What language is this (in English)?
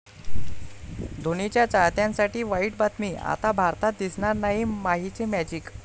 Marathi